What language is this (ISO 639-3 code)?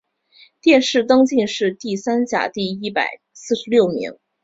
zho